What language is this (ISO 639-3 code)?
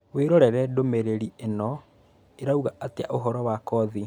kik